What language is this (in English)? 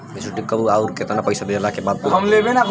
Bhojpuri